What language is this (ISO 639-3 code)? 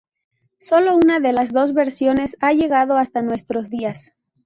spa